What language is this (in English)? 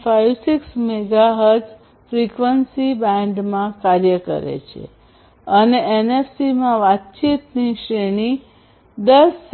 Gujarati